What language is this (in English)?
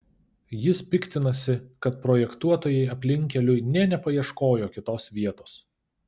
Lithuanian